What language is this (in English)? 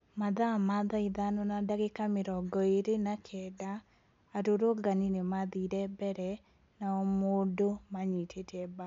Kikuyu